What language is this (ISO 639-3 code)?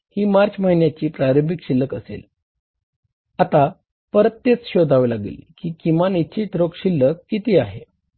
mar